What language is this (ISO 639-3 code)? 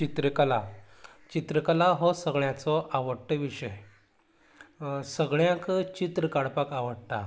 kok